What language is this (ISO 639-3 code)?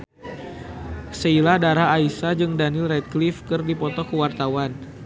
sun